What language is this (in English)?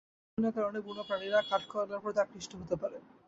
Bangla